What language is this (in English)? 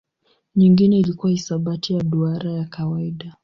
Swahili